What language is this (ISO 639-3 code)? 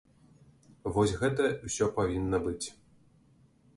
bel